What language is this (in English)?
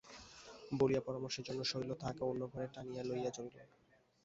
Bangla